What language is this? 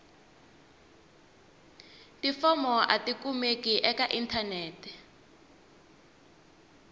Tsonga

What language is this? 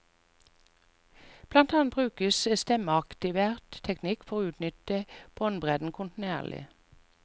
Norwegian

